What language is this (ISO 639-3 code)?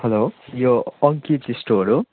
nep